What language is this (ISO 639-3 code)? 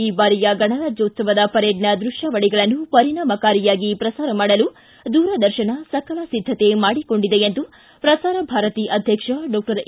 kan